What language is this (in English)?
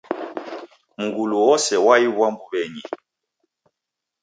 Taita